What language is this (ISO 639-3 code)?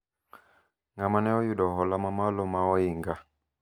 luo